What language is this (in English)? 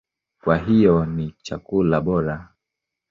Swahili